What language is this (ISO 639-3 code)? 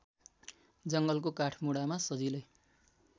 nep